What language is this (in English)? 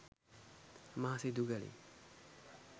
Sinhala